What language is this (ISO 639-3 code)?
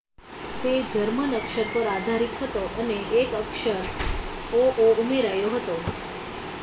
guj